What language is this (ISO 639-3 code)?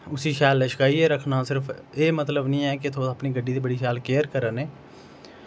doi